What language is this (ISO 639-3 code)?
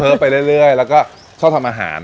tha